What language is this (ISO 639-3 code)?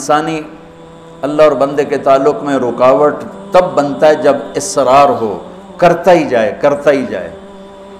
urd